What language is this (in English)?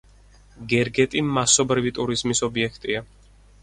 Georgian